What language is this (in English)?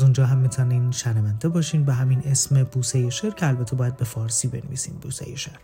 Persian